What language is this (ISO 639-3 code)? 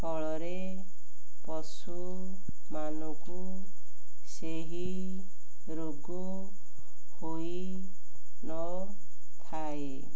ori